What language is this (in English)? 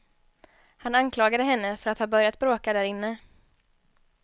Swedish